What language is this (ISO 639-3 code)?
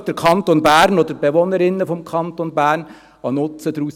gsw